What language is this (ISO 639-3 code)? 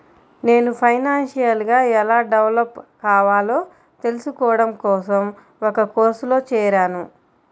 tel